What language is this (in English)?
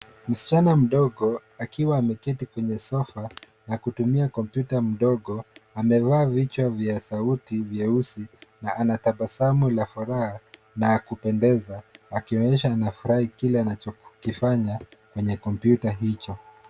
Swahili